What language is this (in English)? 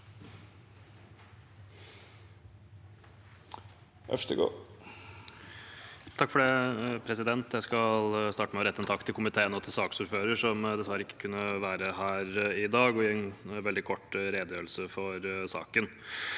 Norwegian